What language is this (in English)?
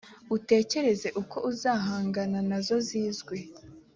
Kinyarwanda